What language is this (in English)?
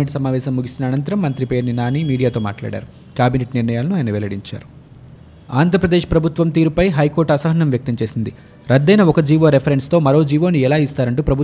Telugu